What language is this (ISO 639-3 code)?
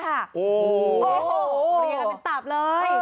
tha